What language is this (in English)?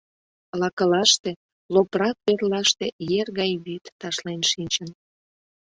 Mari